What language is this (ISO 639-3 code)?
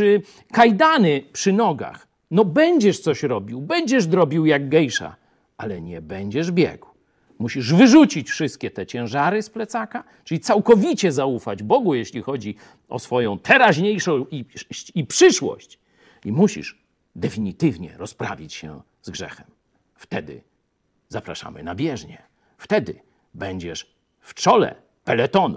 pol